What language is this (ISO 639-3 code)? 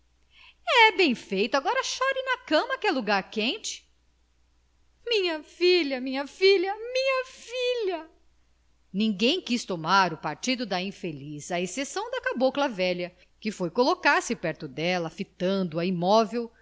por